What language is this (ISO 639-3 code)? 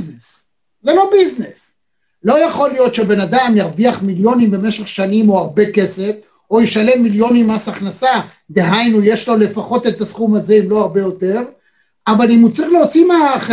heb